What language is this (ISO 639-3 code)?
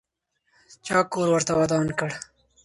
pus